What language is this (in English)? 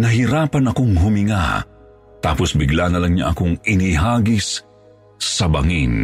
Filipino